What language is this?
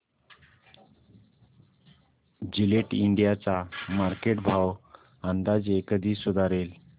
Marathi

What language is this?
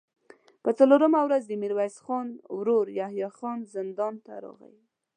Pashto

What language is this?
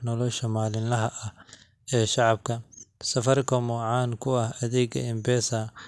Somali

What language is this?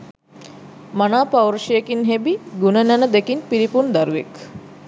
Sinhala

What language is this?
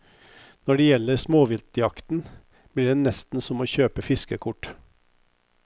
Norwegian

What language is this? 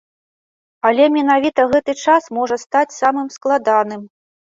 Belarusian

